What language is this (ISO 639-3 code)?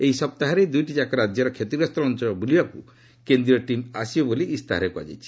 ori